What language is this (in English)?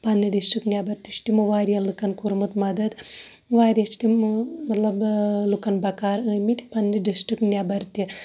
Kashmiri